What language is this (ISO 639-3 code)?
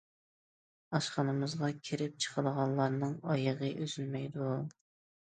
uig